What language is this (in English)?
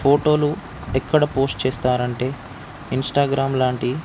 Telugu